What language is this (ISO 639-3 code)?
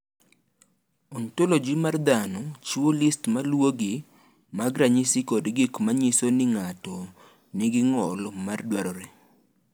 luo